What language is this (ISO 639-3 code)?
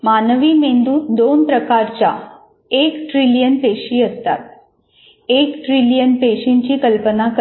mar